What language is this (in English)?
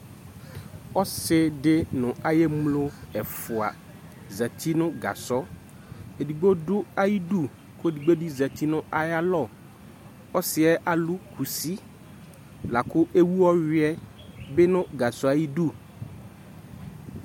Ikposo